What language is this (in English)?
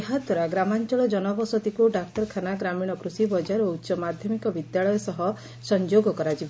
Odia